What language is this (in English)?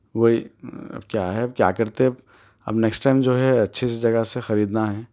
Urdu